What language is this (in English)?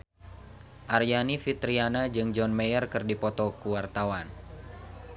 Sundanese